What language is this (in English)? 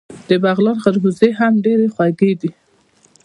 Pashto